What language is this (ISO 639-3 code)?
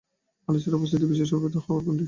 ben